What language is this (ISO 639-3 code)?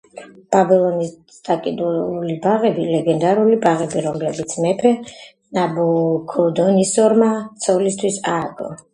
kat